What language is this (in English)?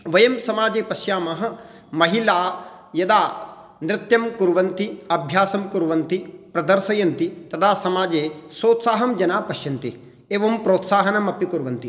Sanskrit